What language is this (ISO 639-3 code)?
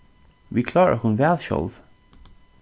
fao